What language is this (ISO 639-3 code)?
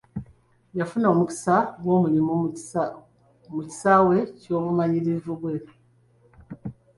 lug